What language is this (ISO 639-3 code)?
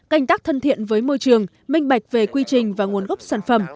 vie